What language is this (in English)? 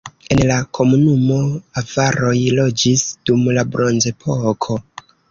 Esperanto